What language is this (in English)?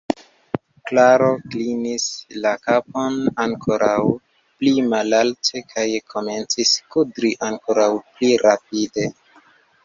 Esperanto